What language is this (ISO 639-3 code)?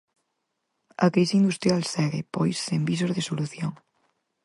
glg